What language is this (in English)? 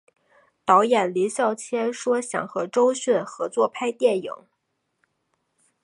Chinese